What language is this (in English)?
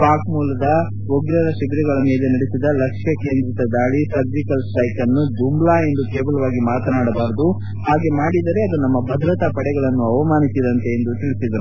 Kannada